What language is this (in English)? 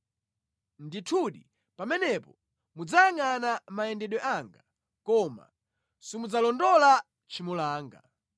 Nyanja